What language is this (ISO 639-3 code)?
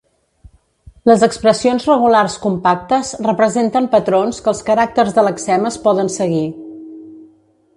cat